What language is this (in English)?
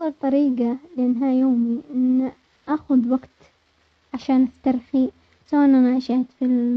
Omani Arabic